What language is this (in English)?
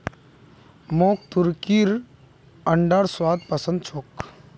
Magahi